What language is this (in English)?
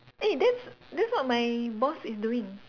English